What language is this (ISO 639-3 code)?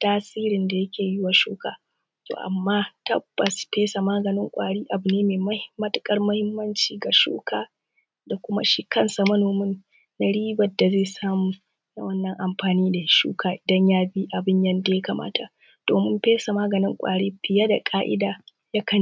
hau